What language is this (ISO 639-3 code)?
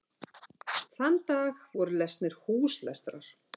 isl